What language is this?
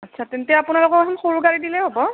Assamese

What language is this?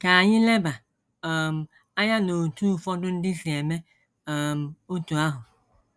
Igbo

